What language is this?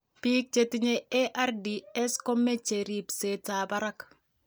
Kalenjin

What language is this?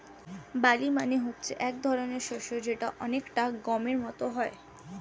Bangla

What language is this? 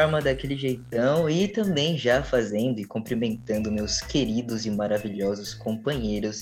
Portuguese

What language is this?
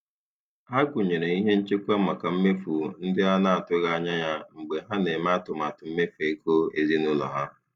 Igbo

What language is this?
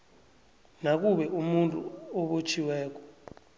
South Ndebele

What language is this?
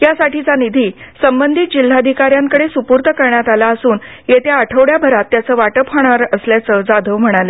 Marathi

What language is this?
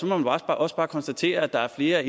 Danish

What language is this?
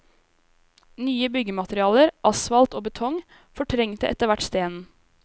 Norwegian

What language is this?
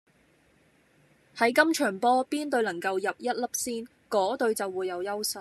Cantonese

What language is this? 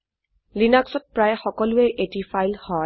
Assamese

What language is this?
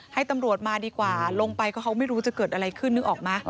Thai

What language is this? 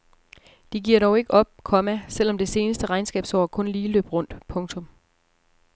Danish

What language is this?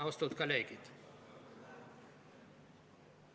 Estonian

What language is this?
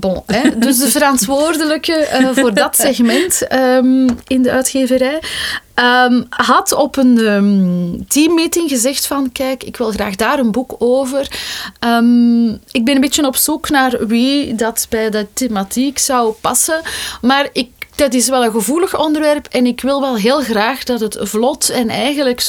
Dutch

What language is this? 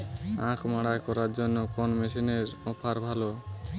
Bangla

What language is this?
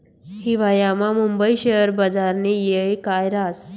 Marathi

